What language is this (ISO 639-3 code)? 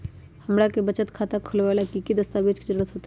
mag